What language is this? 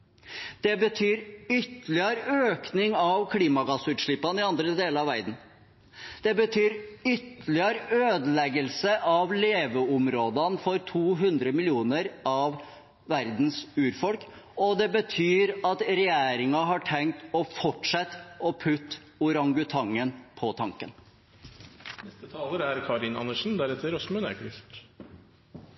Norwegian Bokmål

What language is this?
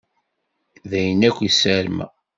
Kabyle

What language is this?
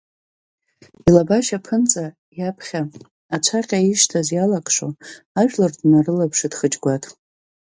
Abkhazian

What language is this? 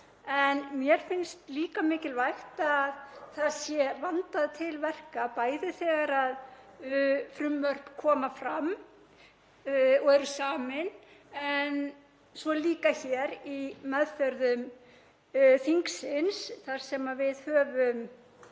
Icelandic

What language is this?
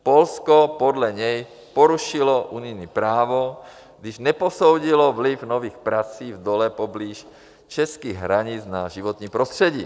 Czech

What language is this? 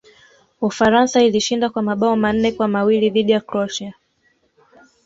Swahili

